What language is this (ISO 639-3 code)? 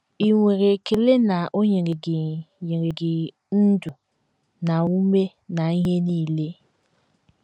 ibo